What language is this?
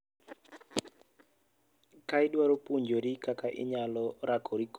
Luo (Kenya and Tanzania)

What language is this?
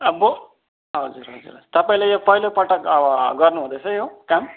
Nepali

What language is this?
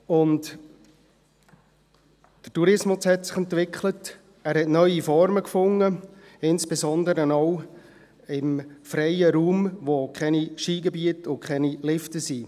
Swiss German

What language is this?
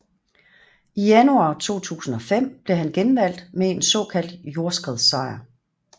Danish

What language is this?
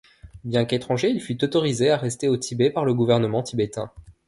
French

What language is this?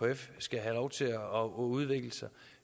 Danish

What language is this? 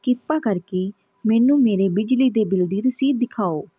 Punjabi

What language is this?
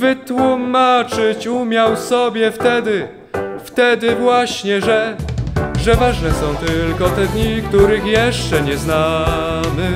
Polish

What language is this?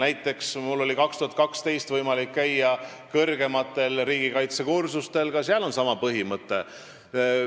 Estonian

